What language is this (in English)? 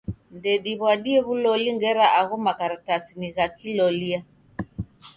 Taita